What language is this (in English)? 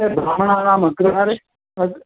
Sanskrit